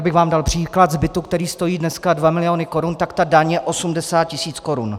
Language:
Czech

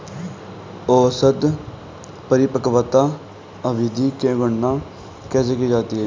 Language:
Hindi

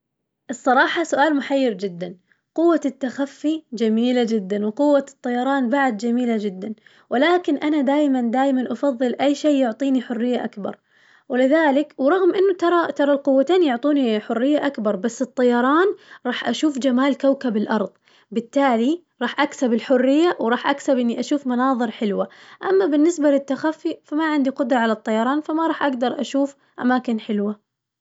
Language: Najdi Arabic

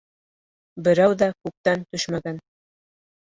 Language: Bashkir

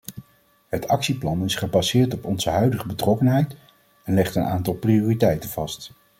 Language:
Dutch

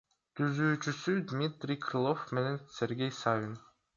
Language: Kyrgyz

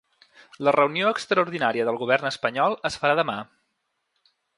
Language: Catalan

